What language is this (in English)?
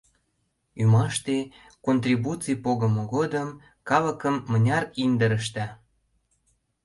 Mari